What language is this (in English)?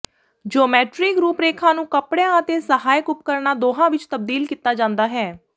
Punjabi